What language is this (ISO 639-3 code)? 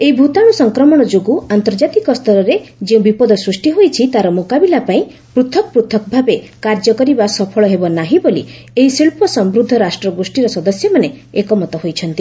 ori